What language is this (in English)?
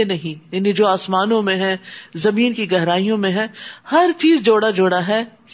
Urdu